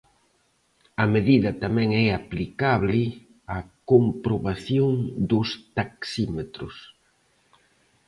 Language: Galician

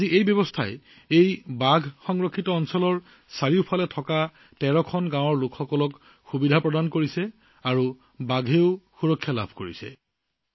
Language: Assamese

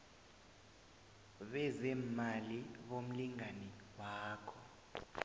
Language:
South Ndebele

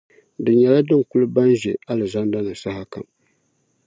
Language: Dagbani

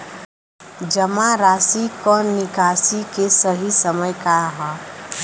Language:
Bhojpuri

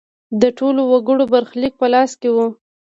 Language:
Pashto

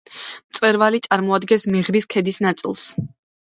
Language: Georgian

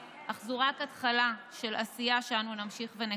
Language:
Hebrew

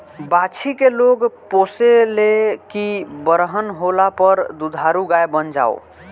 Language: Bhojpuri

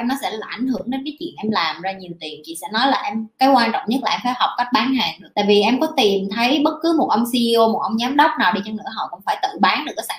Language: Vietnamese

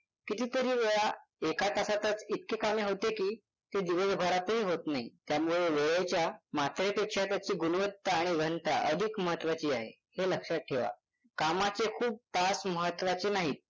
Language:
Marathi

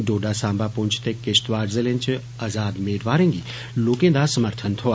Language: Dogri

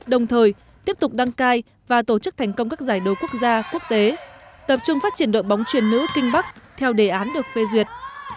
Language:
Vietnamese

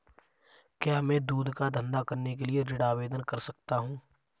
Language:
Hindi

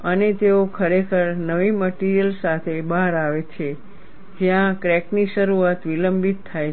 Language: Gujarati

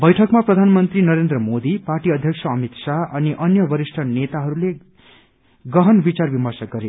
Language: Nepali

